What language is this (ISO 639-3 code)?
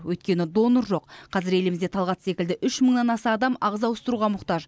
kaz